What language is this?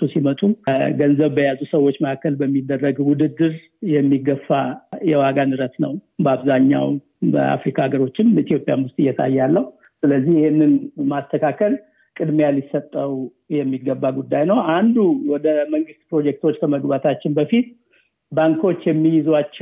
Amharic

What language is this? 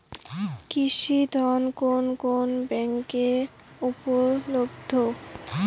Bangla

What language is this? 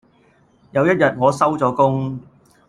Cantonese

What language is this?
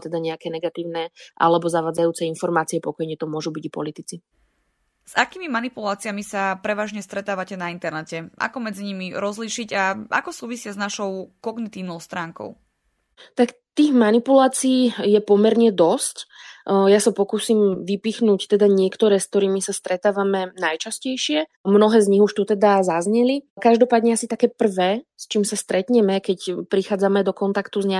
Slovak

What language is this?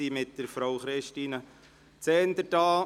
Swiss German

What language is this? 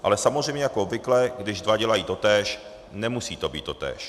Czech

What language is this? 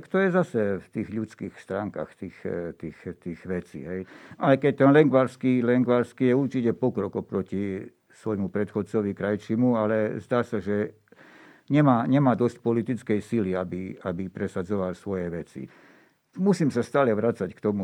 Slovak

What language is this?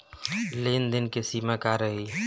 Bhojpuri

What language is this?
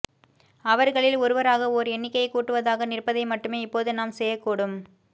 Tamil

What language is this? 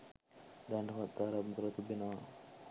Sinhala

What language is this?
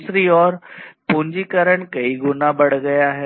Hindi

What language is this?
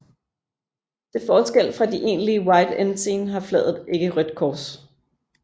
Danish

